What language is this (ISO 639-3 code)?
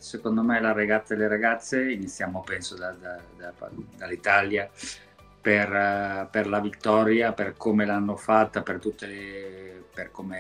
ita